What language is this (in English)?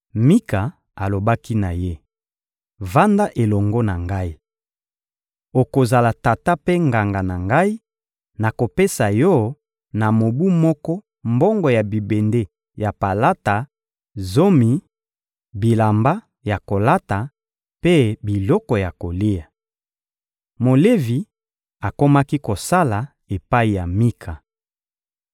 Lingala